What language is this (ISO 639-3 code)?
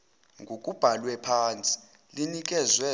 zul